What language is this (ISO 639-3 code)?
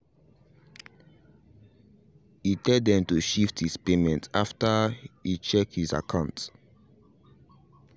pcm